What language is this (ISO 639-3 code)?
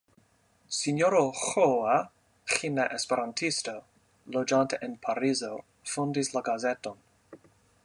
epo